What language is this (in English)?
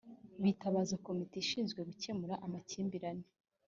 Kinyarwanda